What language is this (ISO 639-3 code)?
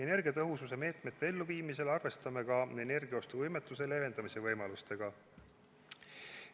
est